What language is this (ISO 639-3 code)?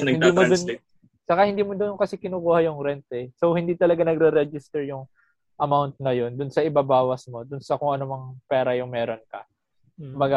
fil